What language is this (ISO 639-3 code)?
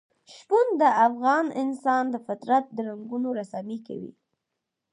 pus